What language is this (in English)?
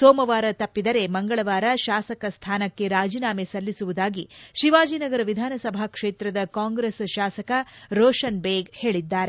Kannada